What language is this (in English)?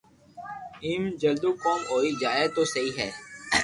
Loarki